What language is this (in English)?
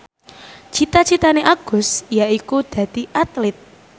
Javanese